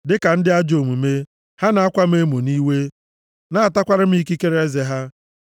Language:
Igbo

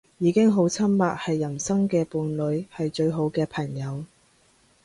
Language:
Cantonese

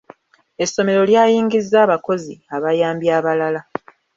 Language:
Ganda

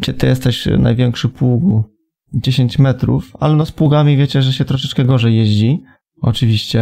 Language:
Polish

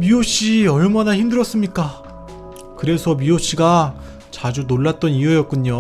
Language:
Korean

